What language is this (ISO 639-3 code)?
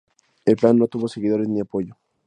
spa